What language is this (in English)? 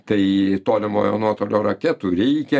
Lithuanian